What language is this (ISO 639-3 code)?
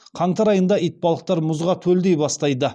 kaz